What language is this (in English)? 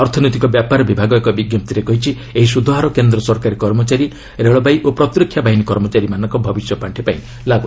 Odia